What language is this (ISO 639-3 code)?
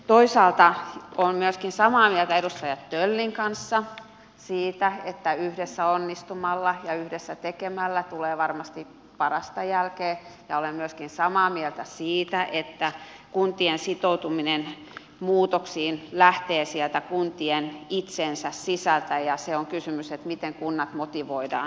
fin